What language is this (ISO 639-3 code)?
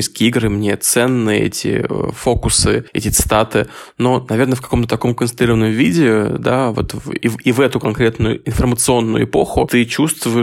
rus